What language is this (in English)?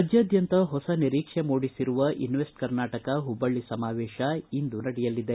Kannada